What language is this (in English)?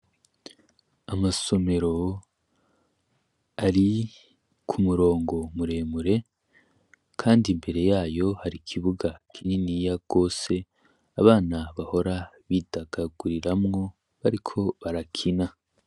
Rundi